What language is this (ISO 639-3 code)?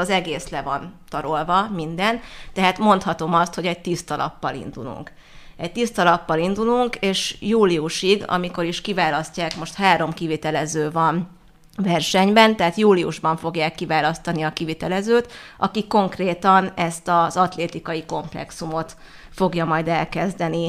hun